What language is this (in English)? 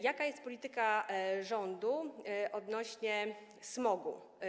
Polish